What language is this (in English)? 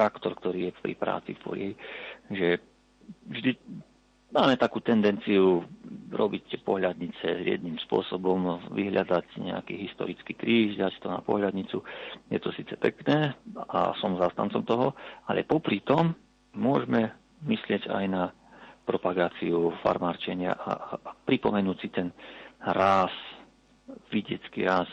Slovak